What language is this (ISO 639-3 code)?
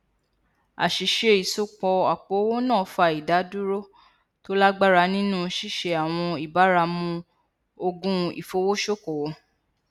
yor